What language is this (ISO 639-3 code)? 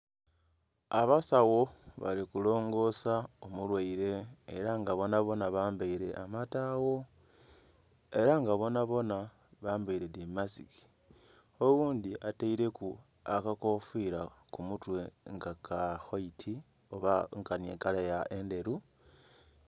xog